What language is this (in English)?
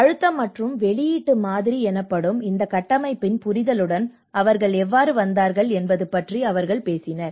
Tamil